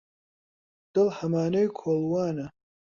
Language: Central Kurdish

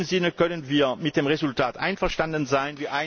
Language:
German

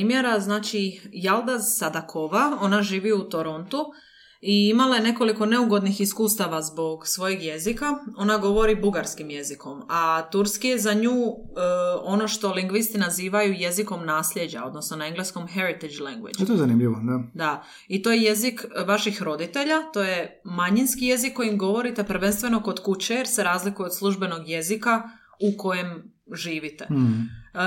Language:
Croatian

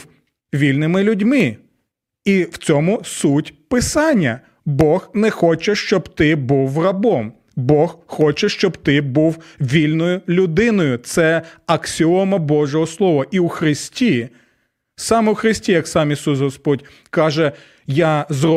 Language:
Ukrainian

